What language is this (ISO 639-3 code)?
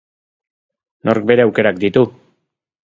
eus